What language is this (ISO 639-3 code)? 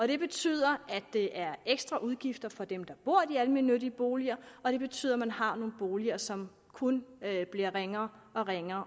dan